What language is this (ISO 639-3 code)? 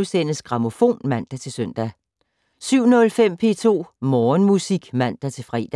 dan